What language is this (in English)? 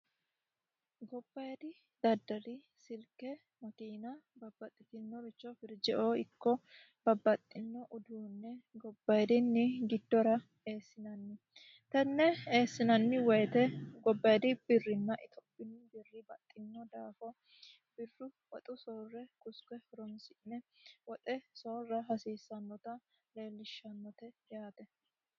Sidamo